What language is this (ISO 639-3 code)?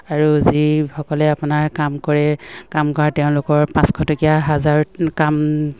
asm